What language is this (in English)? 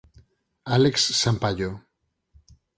Galician